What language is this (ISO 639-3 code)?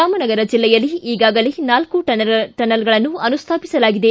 kan